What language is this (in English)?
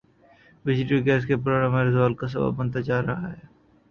Urdu